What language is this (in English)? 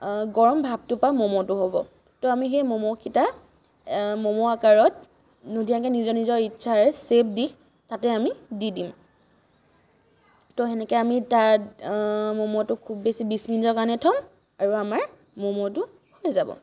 Assamese